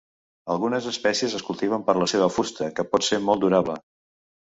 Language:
Catalan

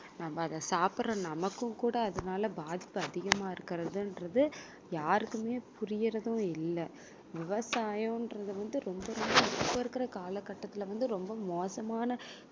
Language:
Tamil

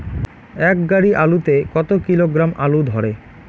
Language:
Bangla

